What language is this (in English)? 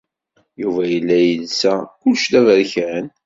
Kabyle